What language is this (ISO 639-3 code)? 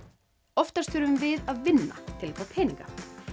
isl